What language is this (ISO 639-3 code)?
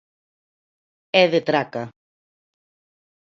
glg